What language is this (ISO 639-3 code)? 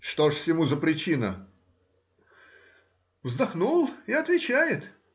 rus